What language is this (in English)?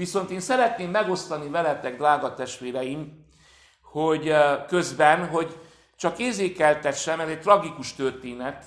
Hungarian